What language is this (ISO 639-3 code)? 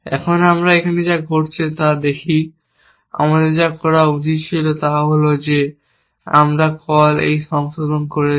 ben